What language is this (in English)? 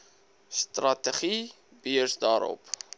Afrikaans